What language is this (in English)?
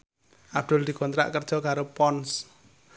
Javanese